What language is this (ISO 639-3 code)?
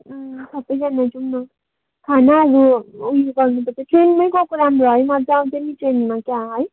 nep